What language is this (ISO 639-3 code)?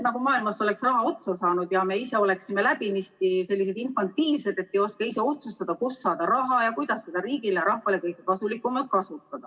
est